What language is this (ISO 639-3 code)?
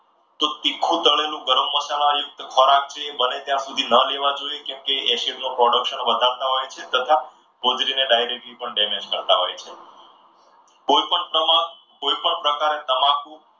guj